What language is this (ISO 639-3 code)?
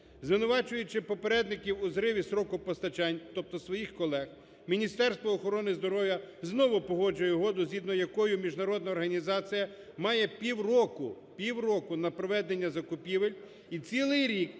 ukr